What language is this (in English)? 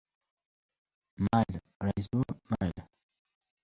Uzbek